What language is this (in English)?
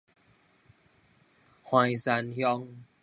Min Nan Chinese